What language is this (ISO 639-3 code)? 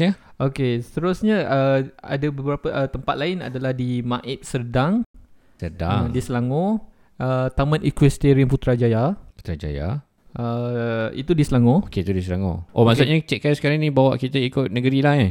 msa